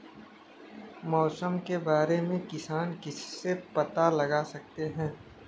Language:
Hindi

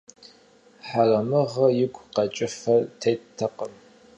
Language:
Kabardian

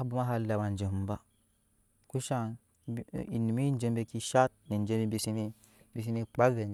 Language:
Nyankpa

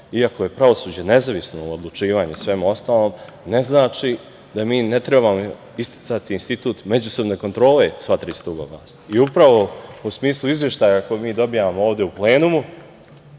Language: Serbian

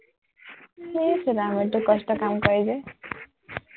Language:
Assamese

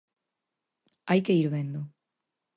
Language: Galician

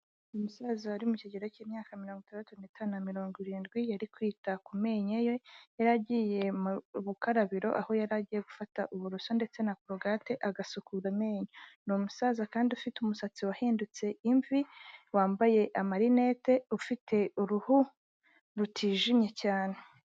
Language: Kinyarwanda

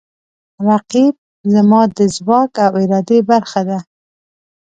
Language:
Pashto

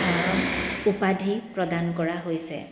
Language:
Assamese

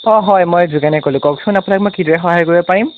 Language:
Assamese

